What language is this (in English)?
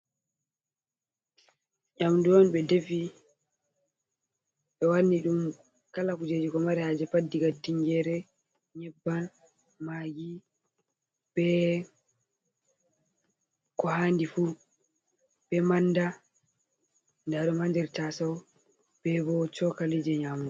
Fula